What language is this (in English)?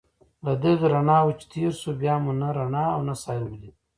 Pashto